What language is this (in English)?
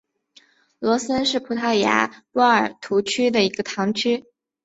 Chinese